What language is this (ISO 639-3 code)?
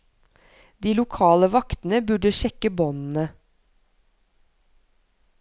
nor